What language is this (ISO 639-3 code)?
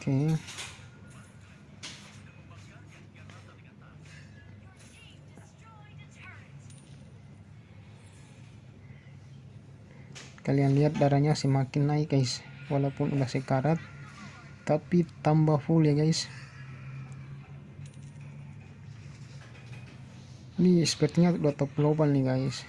ind